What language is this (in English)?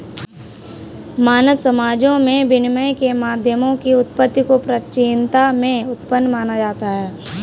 Hindi